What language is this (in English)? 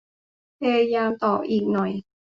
Thai